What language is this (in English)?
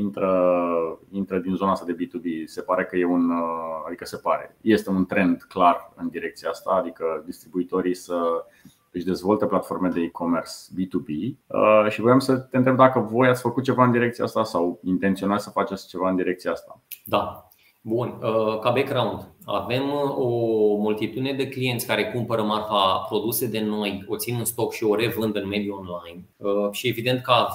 Romanian